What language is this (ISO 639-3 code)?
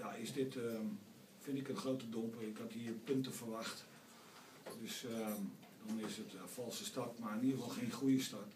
nld